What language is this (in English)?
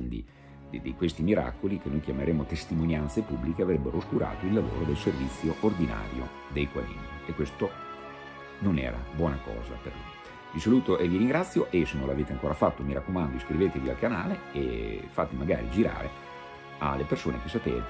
Italian